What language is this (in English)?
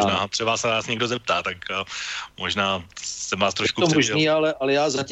Czech